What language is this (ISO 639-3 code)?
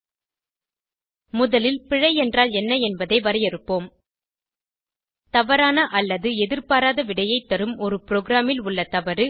tam